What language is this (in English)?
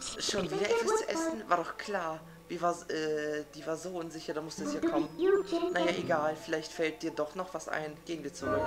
German